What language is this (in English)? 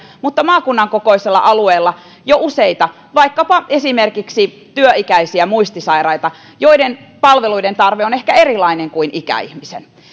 Finnish